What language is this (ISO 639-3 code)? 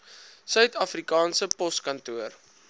afr